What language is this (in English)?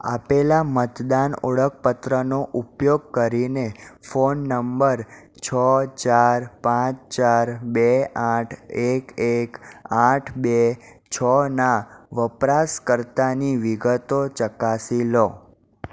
Gujarati